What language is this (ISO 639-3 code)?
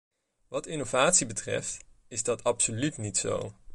nld